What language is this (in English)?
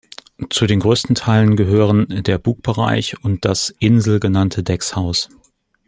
German